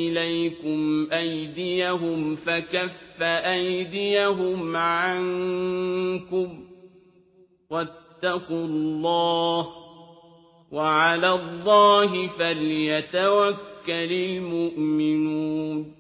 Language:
Arabic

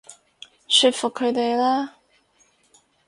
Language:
Cantonese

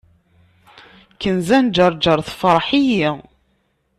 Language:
Kabyle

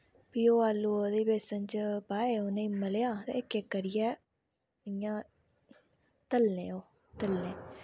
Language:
Dogri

